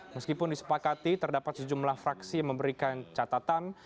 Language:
Indonesian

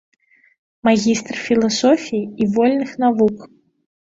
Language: Belarusian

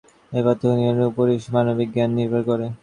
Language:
Bangla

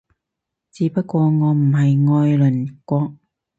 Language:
Cantonese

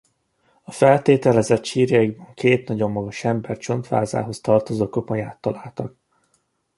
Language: Hungarian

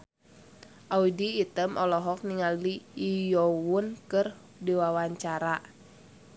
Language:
Sundanese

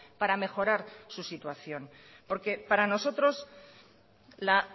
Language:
Spanish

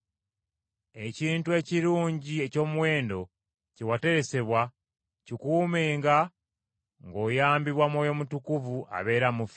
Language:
Ganda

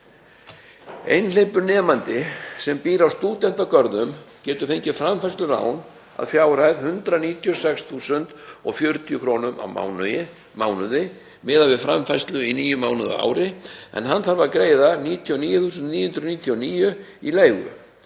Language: Icelandic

